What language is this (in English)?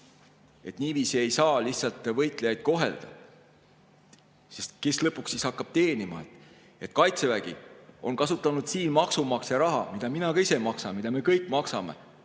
Estonian